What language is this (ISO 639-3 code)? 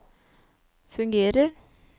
nor